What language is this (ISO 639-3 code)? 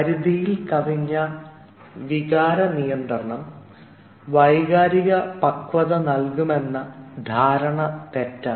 mal